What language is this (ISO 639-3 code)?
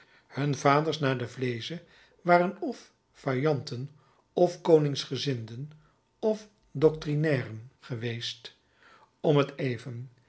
nld